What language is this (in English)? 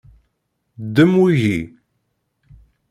Kabyle